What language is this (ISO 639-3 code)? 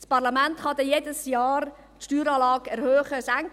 gsw